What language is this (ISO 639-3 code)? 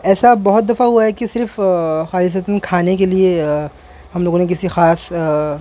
urd